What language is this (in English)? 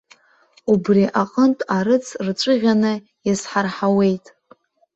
Abkhazian